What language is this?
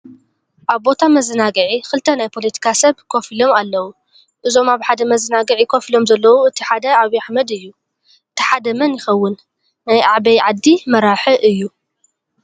Tigrinya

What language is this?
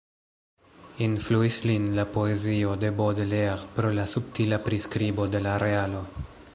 Esperanto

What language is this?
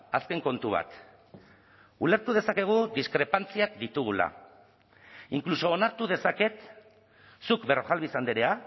Basque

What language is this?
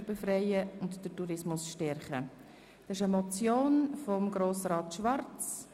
Swiss German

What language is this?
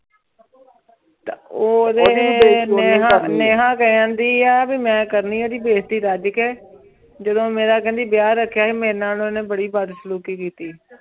Punjabi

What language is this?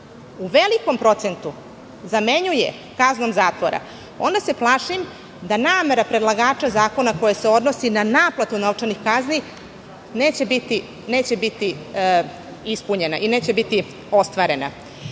Serbian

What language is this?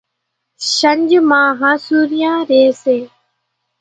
Kachi Koli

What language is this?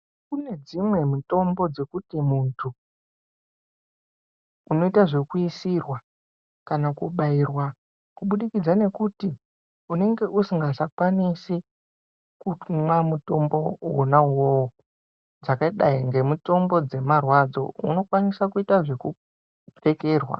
Ndau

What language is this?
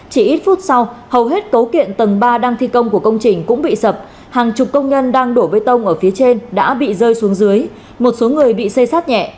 Vietnamese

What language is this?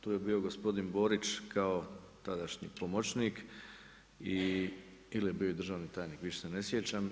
Croatian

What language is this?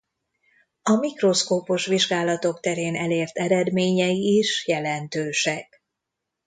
Hungarian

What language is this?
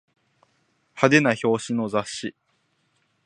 Japanese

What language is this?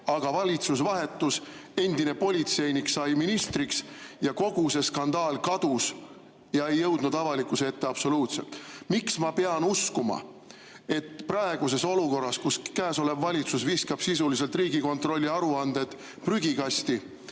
Estonian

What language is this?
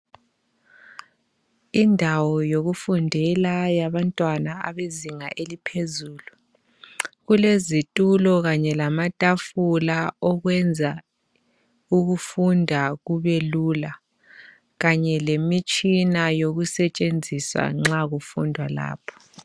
North Ndebele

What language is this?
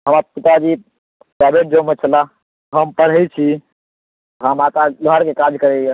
Maithili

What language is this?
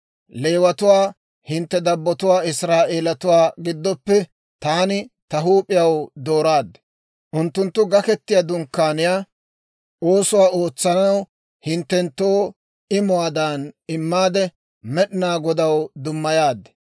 Dawro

